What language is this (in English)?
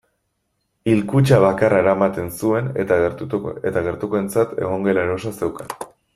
Basque